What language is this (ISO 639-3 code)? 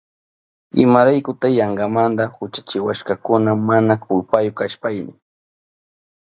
qup